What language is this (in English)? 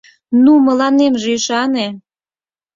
Mari